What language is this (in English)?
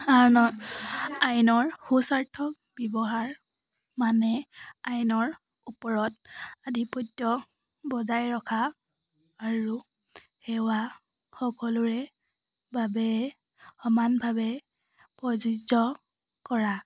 Assamese